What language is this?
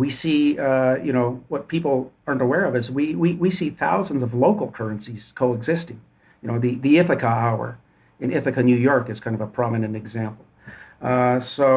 English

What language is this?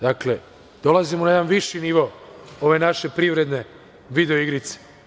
Serbian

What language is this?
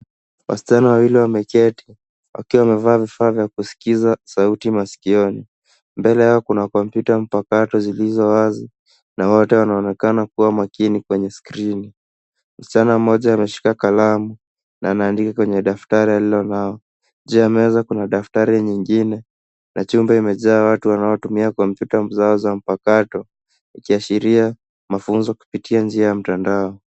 Swahili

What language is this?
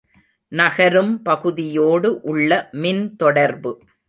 Tamil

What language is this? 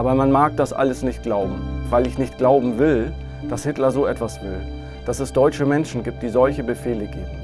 German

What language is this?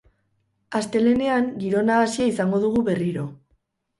Basque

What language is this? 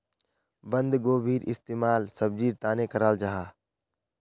Magahi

